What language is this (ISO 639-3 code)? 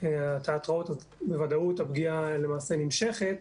heb